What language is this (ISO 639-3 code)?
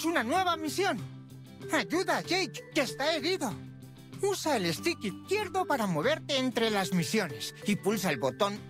spa